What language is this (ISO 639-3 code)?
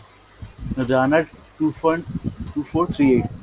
ben